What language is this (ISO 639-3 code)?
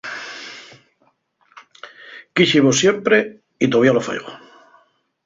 ast